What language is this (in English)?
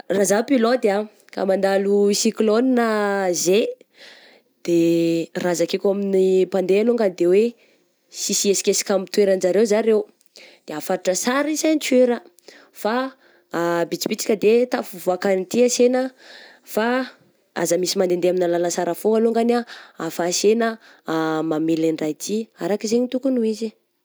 Southern Betsimisaraka Malagasy